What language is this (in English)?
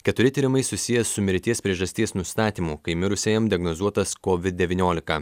Lithuanian